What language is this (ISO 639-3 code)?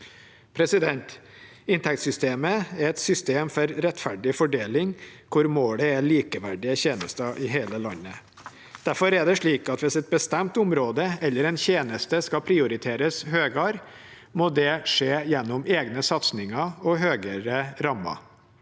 nor